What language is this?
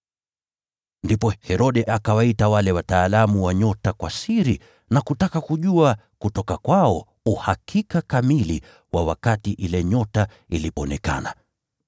Swahili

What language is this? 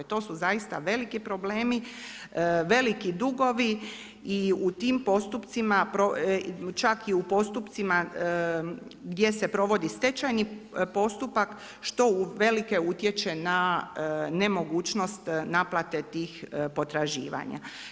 Croatian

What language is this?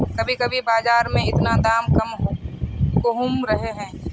Magahi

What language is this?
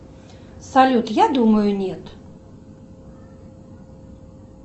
Russian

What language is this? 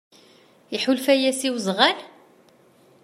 Kabyle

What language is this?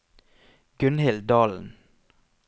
Norwegian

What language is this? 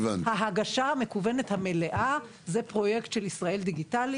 Hebrew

